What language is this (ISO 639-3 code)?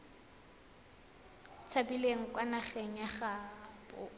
tsn